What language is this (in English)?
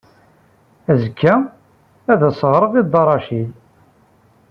Kabyle